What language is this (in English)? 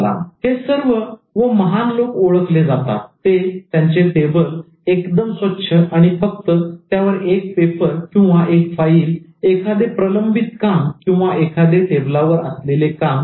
Marathi